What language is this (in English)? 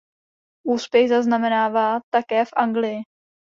Czech